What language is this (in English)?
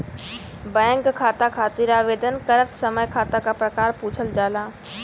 Bhojpuri